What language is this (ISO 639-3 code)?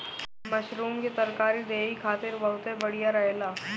bho